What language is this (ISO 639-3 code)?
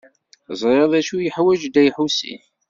kab